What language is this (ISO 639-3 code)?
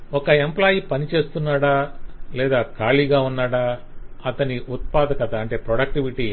tel